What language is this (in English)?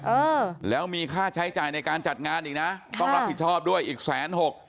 Thai